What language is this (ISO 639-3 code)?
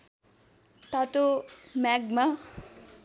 nep